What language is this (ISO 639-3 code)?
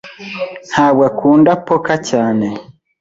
kin